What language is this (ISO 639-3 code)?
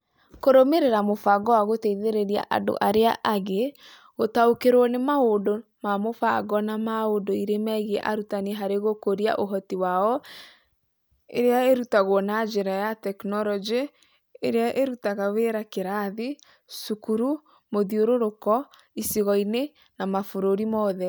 kik